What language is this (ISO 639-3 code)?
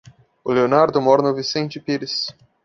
por